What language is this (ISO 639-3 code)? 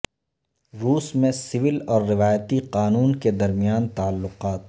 urd